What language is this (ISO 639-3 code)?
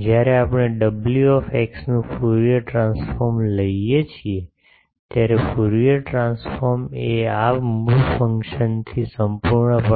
guj